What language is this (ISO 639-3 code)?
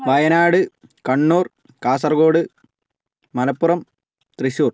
mal